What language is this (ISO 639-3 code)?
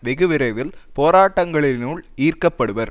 tam